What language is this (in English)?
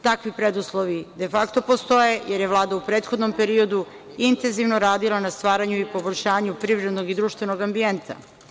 Serbian